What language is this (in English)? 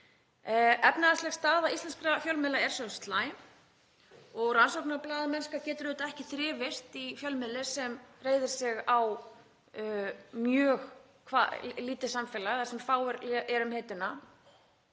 Icelandic